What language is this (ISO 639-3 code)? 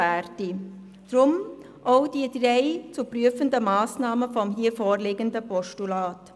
gsw